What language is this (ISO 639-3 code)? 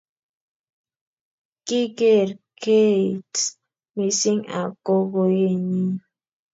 kln